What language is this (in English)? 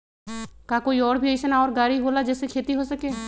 Magahi